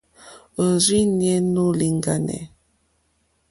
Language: Mokpwe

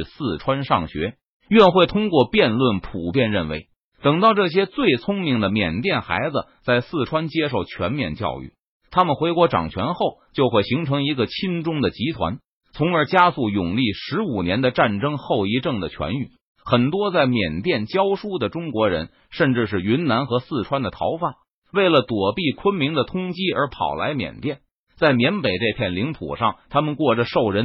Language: Chinese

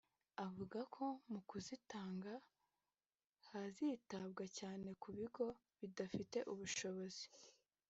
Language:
Kinyarwanda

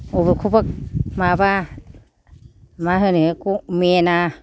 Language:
Bodo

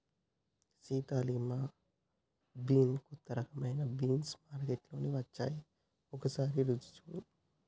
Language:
Telugu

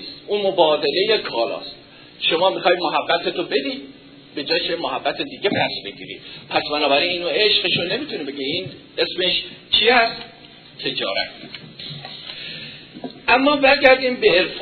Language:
Persian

